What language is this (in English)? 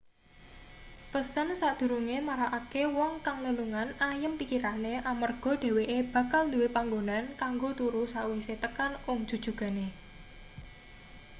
Javanese